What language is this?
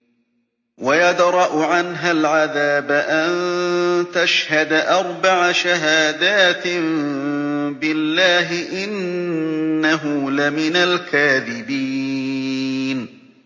Arabic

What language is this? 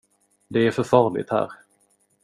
Swedish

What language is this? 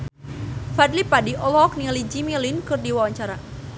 Sundanese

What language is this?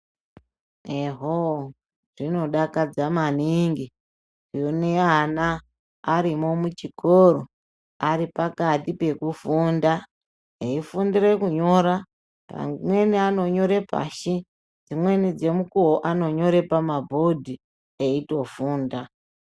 Ndau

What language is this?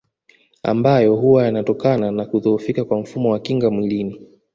Swahili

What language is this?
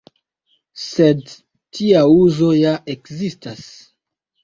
Esperanto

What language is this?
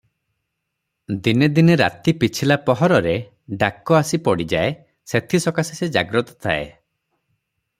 Odia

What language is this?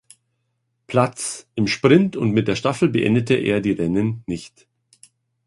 German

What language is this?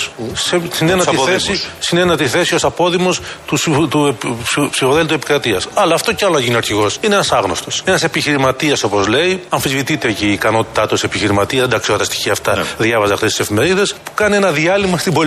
Greek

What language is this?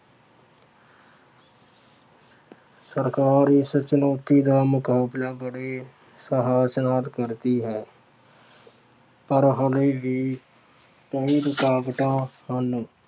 Punjabi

